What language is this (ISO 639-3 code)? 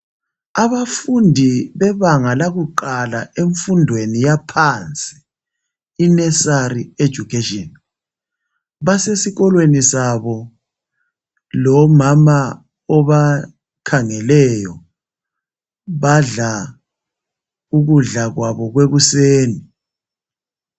nde